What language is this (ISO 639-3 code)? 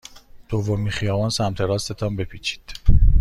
fas